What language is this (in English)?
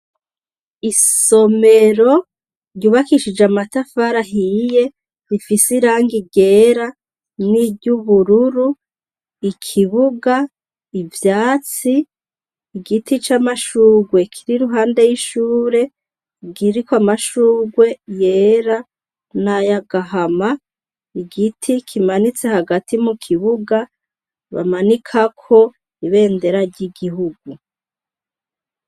Rundi